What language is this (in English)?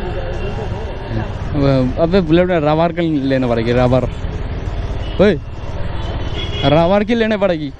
Hindi